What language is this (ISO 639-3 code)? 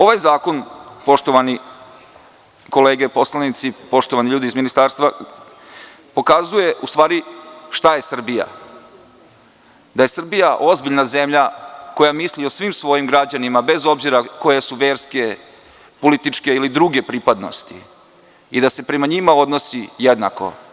srp